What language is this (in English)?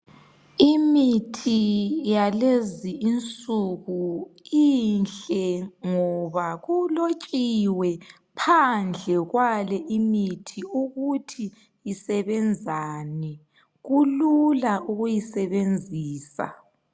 North Ndebele